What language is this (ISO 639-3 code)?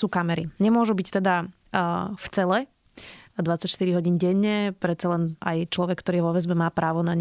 slk